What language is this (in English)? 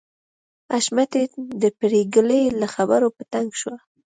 Pashto